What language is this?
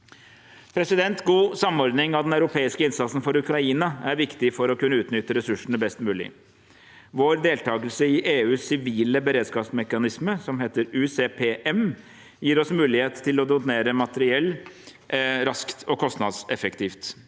Norwegian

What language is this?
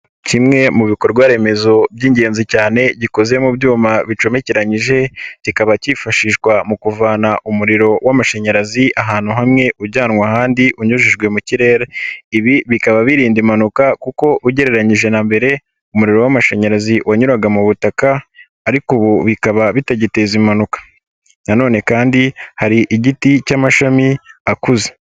Kinyarwanda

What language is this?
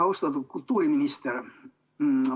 Estonian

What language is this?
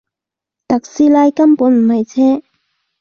Cantonese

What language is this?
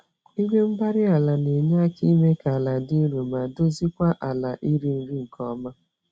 Igbo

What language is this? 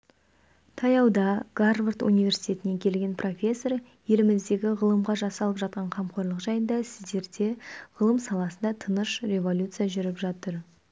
Kazakh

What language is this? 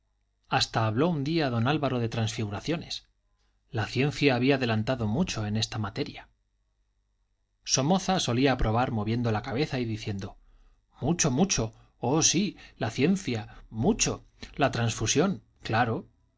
Spanish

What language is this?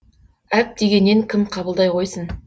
Kazakh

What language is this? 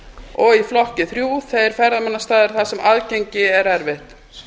Icelandic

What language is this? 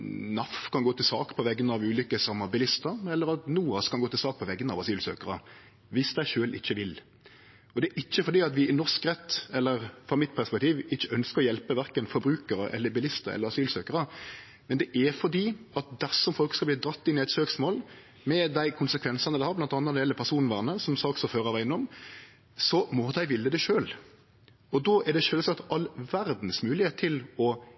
Norwegian Nynorsk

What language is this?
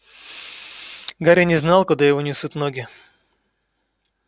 Russian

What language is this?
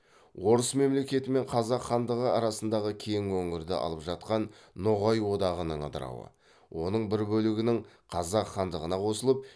Kazakh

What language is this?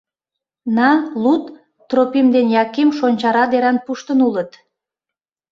Mari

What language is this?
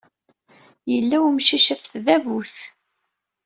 Kabyle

